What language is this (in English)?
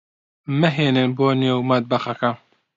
Central Kurdish